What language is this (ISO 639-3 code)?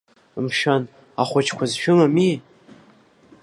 abk